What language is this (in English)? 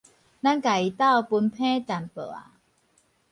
Min Nan Chinese